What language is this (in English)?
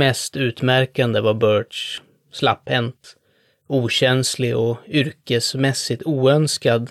Swedish